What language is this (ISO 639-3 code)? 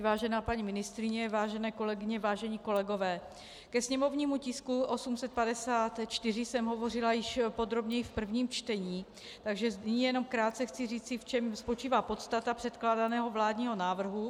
ces